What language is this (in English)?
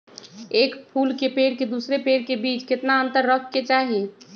Magahi